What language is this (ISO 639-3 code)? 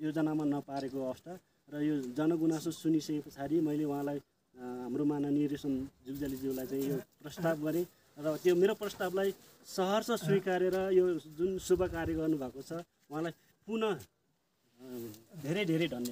ara